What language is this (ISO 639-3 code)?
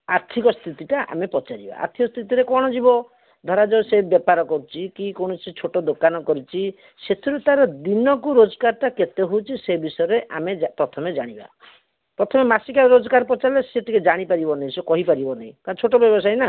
ori